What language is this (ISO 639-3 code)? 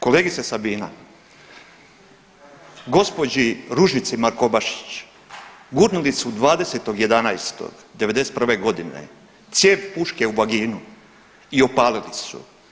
hrv